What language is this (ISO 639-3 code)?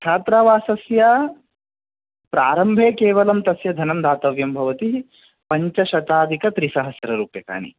san